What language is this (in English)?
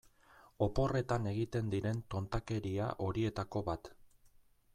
Basque